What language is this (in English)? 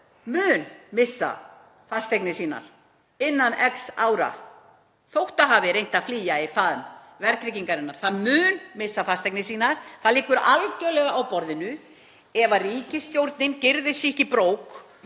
Icelandic